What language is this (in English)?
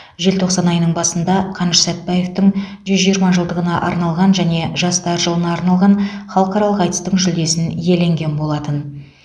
Kazakh